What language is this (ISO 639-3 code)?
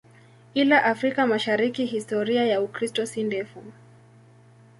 swa